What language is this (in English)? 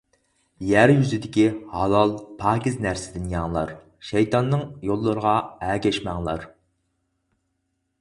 Uyghur